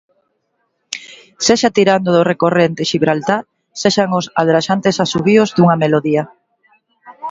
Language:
Galician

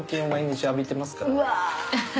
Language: Japanese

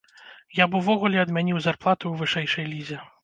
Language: Belarusian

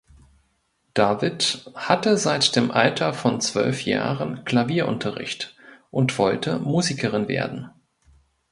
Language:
German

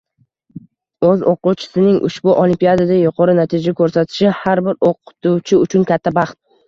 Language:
Uzbek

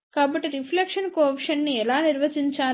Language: Telugu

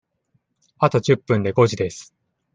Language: Japanese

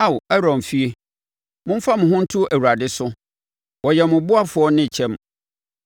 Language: Akan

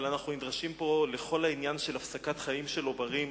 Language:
Hebrew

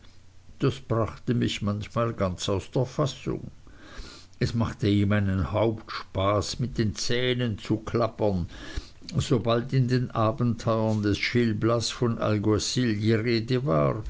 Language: German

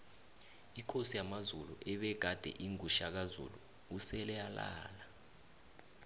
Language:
South Ndebele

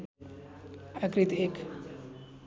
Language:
Nepali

